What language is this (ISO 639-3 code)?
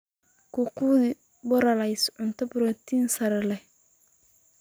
som